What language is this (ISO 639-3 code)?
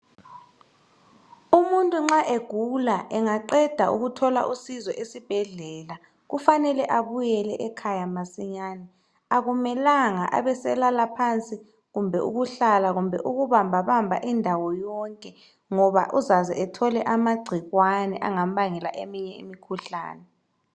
nde